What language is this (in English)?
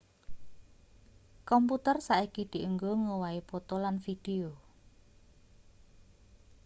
Javanese